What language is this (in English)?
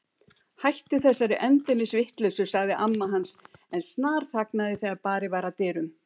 Icelandic